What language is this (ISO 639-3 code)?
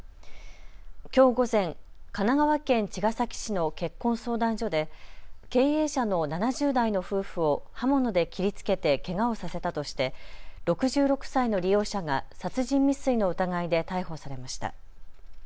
jpn